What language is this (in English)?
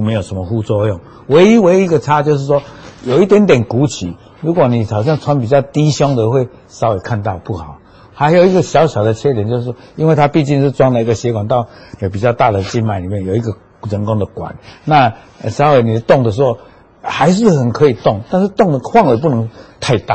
Chinese